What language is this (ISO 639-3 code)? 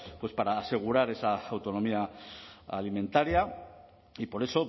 spa